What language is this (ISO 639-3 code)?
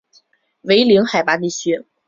zho